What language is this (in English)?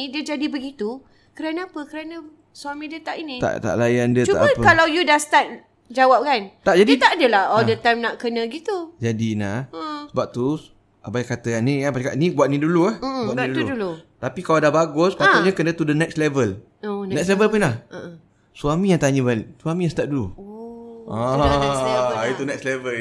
Malay